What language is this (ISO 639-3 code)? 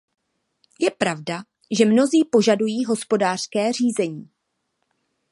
ces